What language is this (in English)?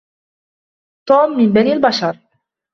Arabic